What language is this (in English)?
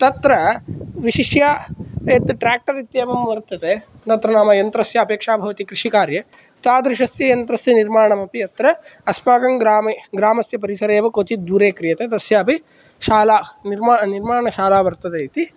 Sanskrit